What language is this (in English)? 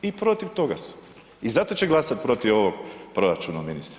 Croatian